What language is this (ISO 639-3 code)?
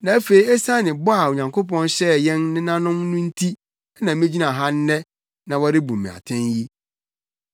aka